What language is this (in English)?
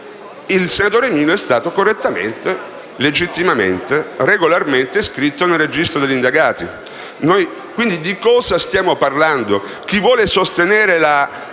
Italian